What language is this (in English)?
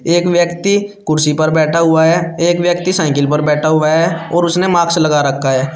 Hindi